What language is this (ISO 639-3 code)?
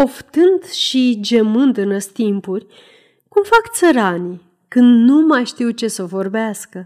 ron